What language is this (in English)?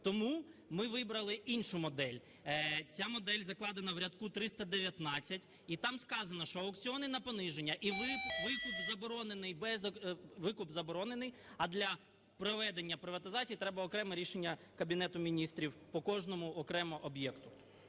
Ukrainian